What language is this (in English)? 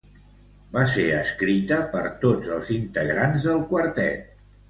Catalan